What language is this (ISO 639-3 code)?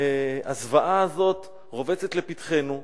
heb